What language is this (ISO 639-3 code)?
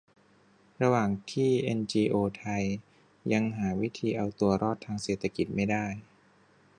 tha